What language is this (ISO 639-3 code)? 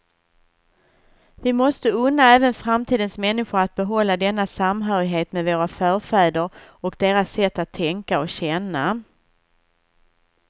swe